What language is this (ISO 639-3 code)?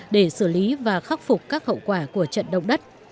vie